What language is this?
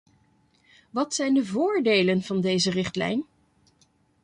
Dutch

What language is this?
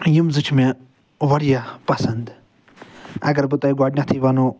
Kashmiri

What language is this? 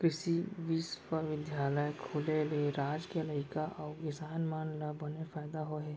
Chhattisgarhi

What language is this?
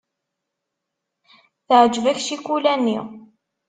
Kabyle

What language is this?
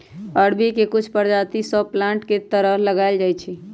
Magahi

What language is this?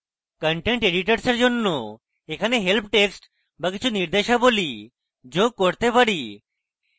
Bangla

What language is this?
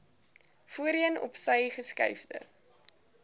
Afrikaans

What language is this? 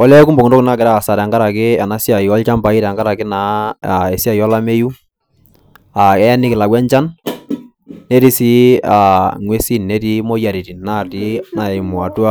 Masai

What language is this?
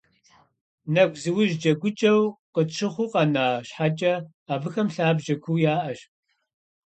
Kabardian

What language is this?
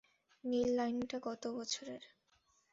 Bangla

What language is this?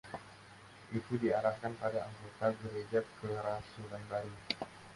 Indonesian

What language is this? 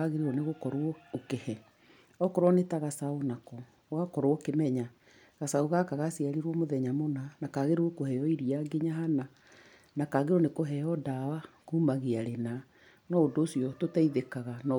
Kikuyu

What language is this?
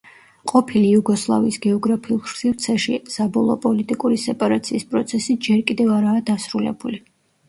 Georgian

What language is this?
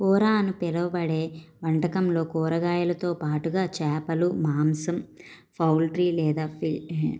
Telugu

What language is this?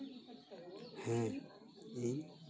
Santali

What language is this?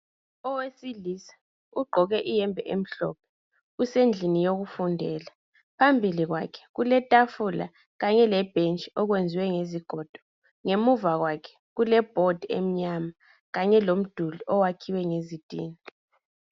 North Ndebele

